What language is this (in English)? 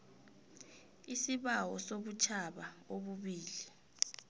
South Ndebele